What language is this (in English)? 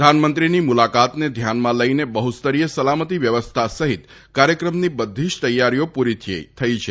Gujarati